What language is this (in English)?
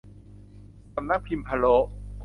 Thai